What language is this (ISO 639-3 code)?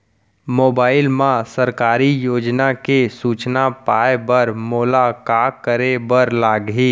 hne